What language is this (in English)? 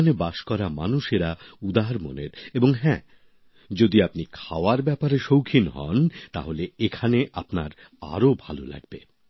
Bangla